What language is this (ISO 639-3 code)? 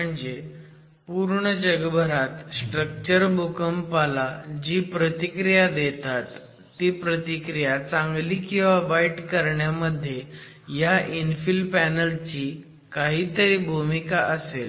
mar